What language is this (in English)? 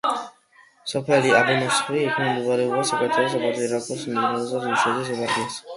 Georgian